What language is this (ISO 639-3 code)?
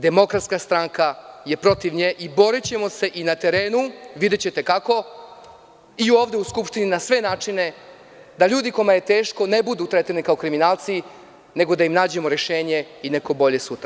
srp